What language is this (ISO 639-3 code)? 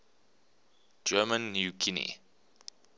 eng